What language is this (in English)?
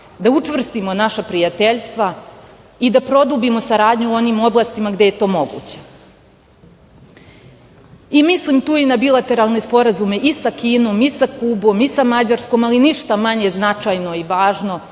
Serbian